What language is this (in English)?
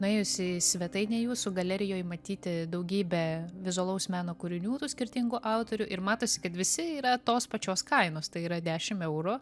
Lithuanian